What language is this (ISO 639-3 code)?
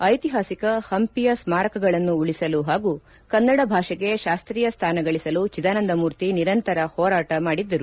kan